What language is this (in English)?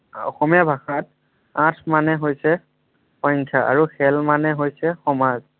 Assamese